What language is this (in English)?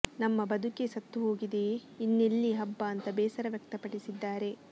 Kannada